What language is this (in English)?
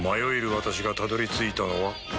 Japanese